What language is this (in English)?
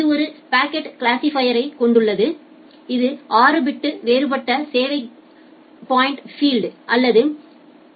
Tamil